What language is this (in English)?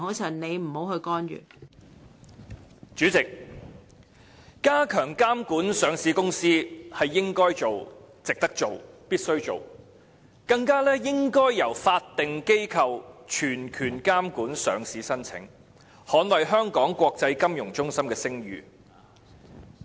Cantonese